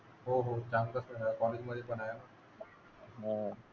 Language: Marathi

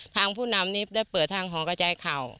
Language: Thai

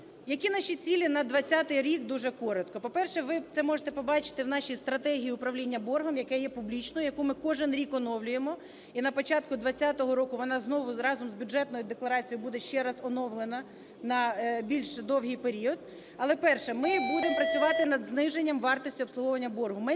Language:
Ukrainian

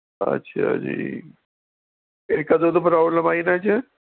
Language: Punjabi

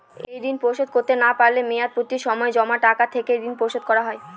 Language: Bangla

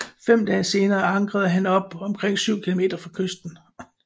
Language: Danish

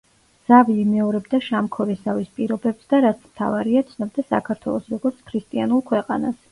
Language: Georgian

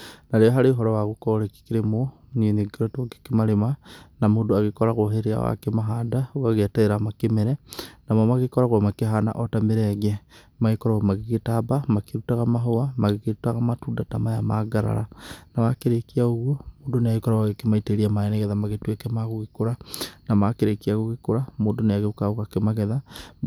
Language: Kikuyu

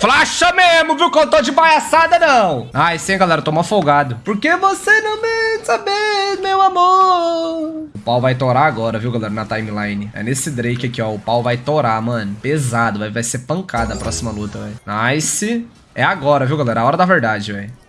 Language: Portuguese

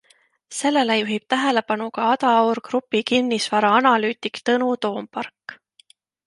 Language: Estonian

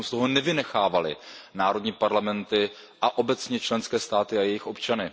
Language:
Czech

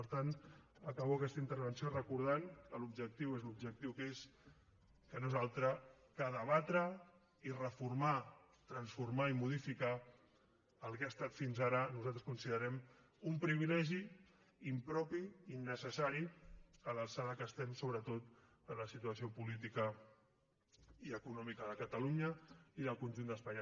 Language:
Catalan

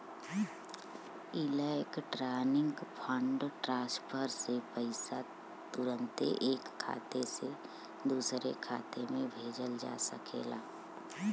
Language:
Bhojpuri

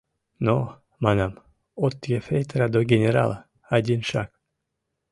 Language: Mari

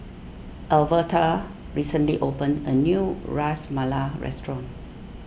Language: English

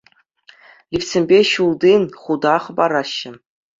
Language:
Chuvash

